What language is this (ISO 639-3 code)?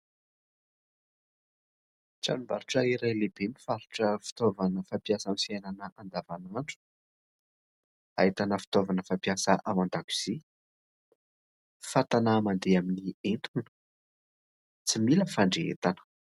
mlg